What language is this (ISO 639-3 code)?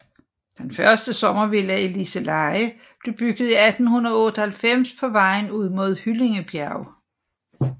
dan